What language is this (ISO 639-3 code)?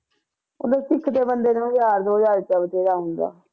pan